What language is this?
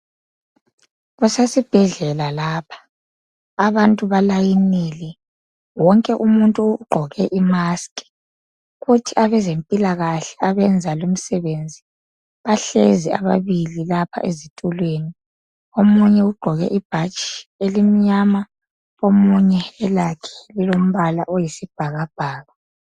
North Ndebele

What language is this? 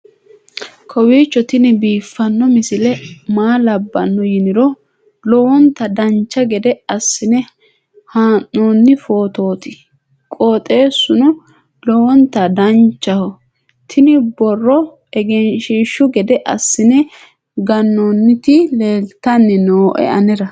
Sidamo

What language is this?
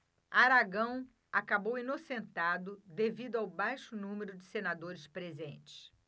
Portuguese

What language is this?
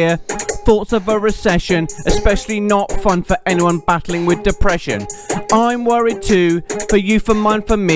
English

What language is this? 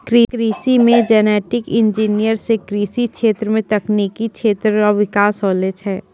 Maithili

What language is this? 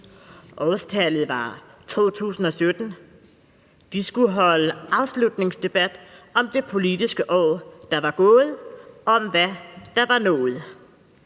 Danish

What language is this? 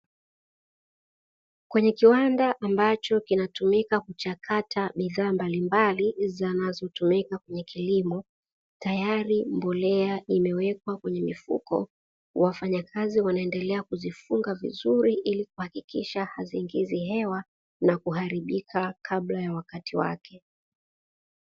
Swahili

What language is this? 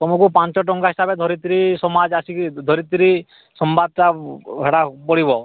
Odia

